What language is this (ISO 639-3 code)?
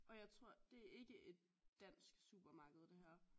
dan